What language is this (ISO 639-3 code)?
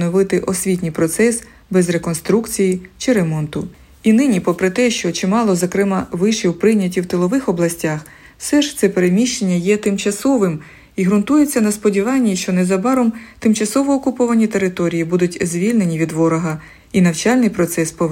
ukr